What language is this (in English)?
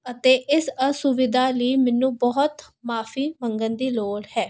Punjabi